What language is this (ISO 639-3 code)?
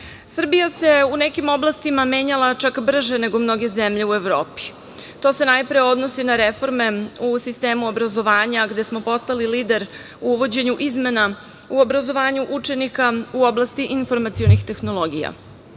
srp